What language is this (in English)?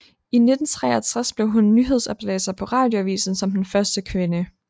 Danish